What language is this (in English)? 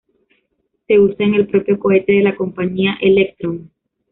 Spanish